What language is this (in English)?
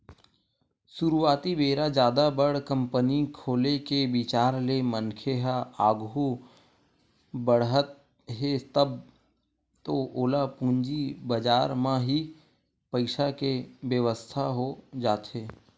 Chhattisgarhi